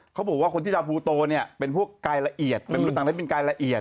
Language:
Thai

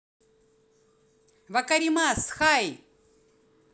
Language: Russian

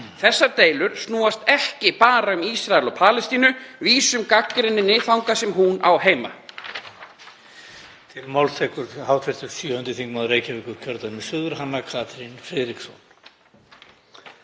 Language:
Icelandic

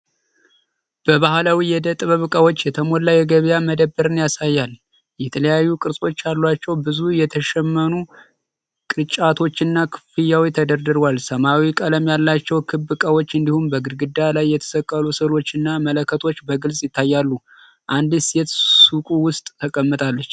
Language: Amharic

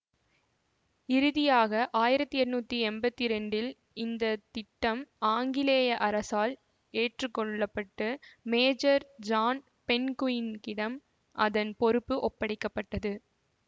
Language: Tamil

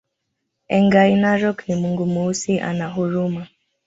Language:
Swahili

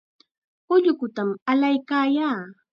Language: Chiquián Ancash Quechua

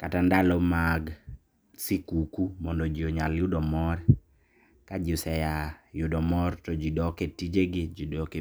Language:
Luo (Kenya and Tanzania)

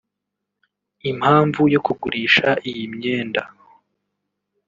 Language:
Kinyarwanda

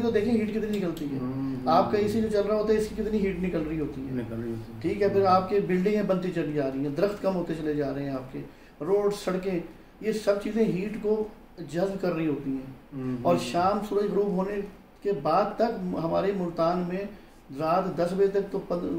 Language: Hindi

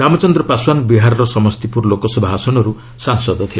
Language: Odia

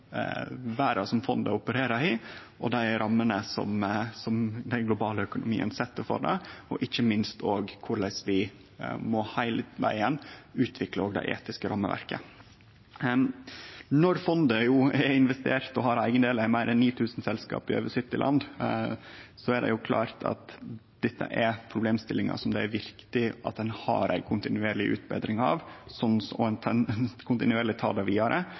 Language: Norwegian Nynorsk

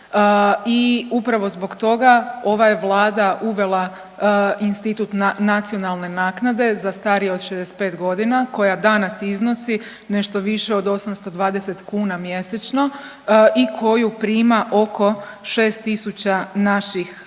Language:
Croatian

